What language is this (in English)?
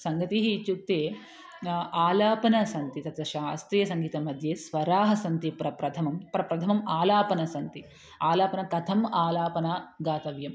Sanskrit